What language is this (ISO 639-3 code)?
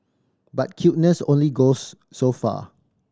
eng